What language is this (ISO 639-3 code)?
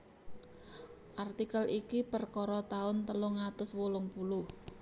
jav